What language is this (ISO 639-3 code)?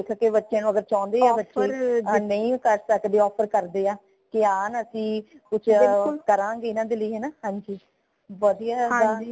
pan